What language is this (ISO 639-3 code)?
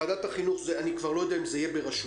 heb